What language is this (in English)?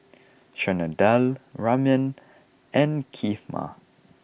English